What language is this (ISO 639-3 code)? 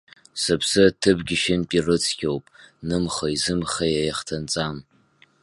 abk